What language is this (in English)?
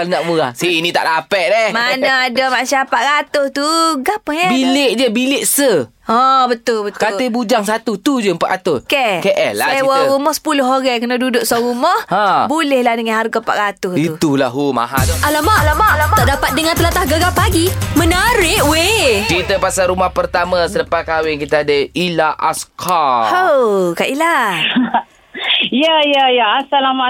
Malay